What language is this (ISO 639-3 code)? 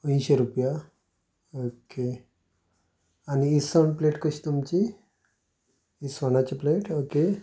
kok